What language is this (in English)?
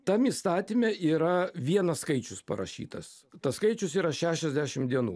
Lithuanian